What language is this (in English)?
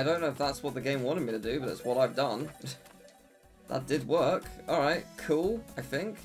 English